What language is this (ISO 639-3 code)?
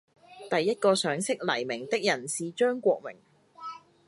yue